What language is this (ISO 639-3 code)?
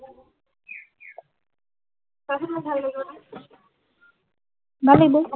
asm